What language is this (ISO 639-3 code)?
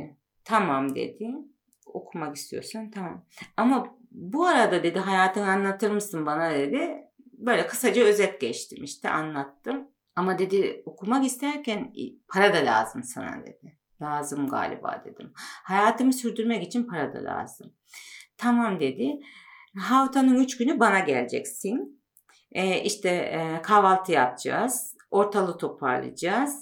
tur